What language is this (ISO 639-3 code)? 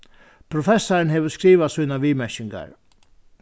fao